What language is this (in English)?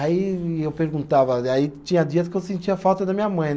Portuguese